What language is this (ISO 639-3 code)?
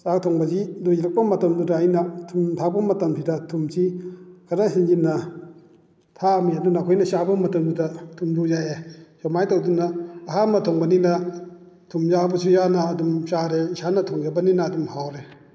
mni